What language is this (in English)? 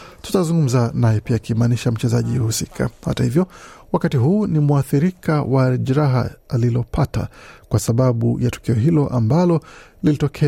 Swahili